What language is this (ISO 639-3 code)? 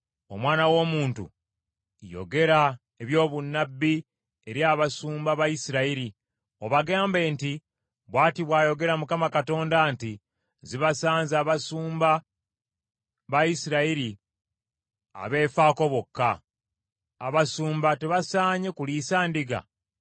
lug